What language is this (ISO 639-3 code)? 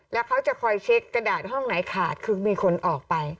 tha